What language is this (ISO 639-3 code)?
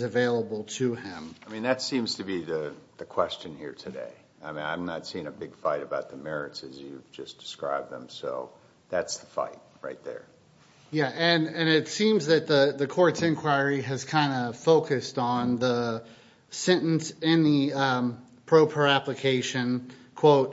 eng